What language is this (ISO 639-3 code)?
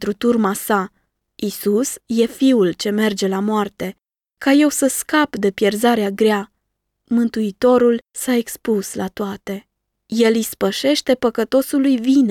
ron